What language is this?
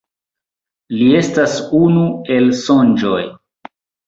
Esperanto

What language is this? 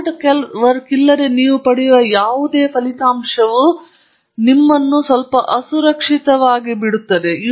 Kannada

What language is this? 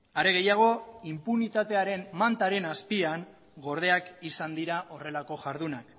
Basque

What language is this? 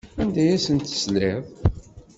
Kabyle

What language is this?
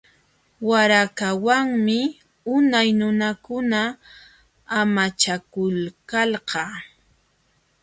Jauja Wanca Quechua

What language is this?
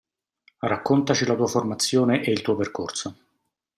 Italian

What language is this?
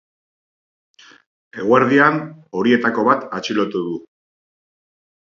Basque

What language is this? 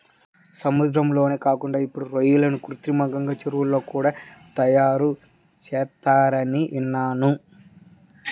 Telugu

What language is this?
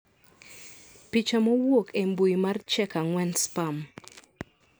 Luo (Kenya and Tanzania)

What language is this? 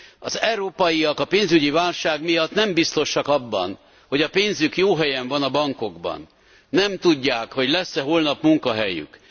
Hungarian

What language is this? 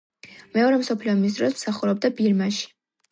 Georgian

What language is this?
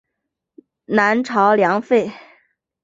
Chinese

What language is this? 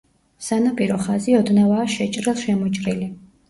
Georgian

